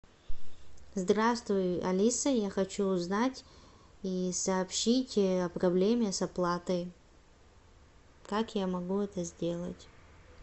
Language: Russian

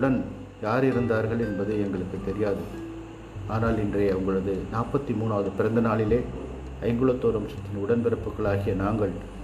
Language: Tamil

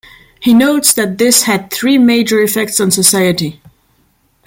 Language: English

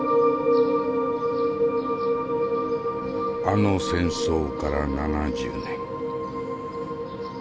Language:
Japanese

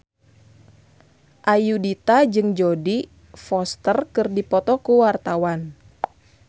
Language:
Sundanese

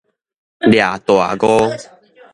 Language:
Min Nan Chinese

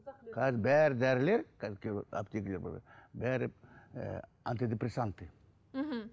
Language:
Kazakh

